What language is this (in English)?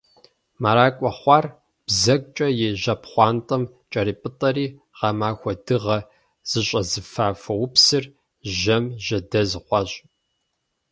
Kabardian